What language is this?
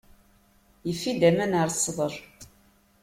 Kabyle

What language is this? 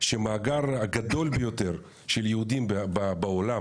Hebrew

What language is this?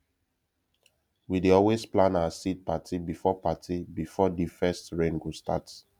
Nigerian Pidgin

